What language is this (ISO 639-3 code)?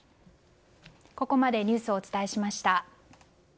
jpn